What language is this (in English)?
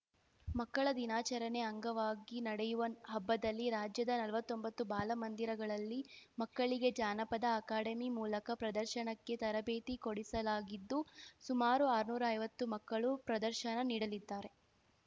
Kannada